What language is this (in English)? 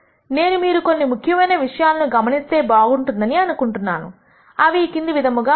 Telugu